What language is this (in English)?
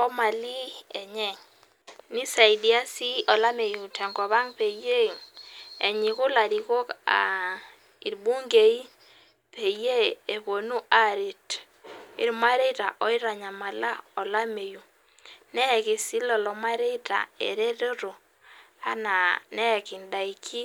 Masai